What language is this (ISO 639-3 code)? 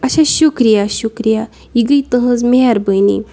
kas